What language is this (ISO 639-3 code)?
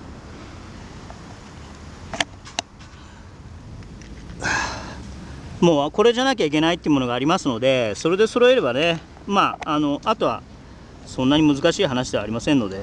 jpn